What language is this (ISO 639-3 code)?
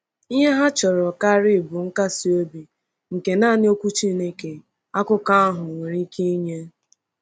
ibo